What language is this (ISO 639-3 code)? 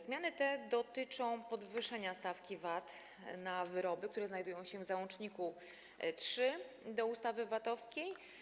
pol